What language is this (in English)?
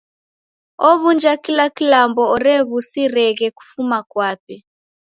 Taita